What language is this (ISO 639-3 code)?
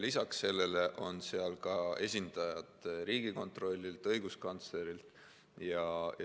est